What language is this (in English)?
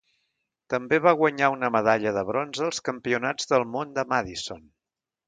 Catalan